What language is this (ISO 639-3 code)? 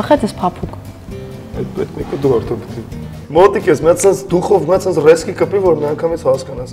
rus